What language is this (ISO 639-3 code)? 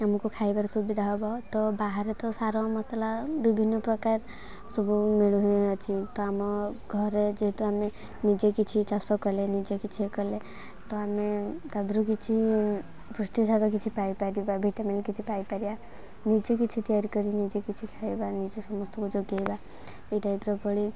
ori